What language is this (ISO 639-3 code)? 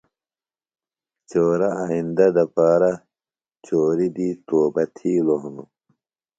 phl